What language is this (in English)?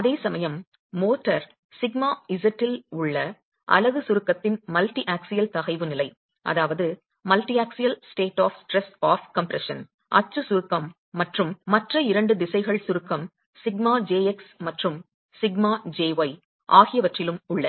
Tamil